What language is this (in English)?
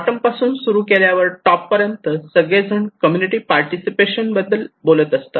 Marathi